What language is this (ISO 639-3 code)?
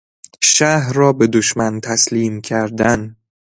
fas